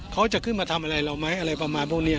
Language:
Thai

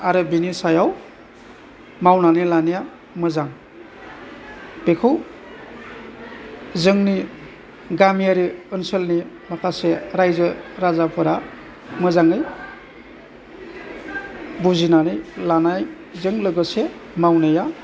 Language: Bodo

